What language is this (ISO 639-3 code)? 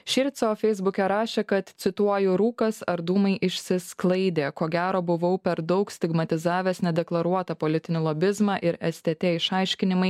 lit